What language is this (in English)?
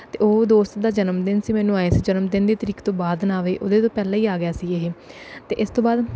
Punjabi